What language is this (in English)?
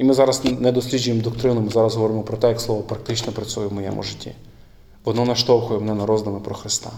Ukrainian